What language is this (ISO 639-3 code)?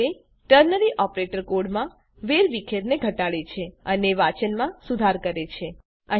guj